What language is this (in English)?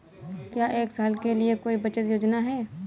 Hindi